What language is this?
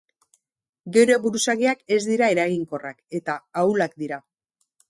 Basque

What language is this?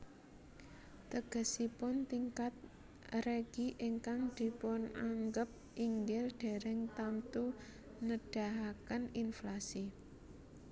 Javanese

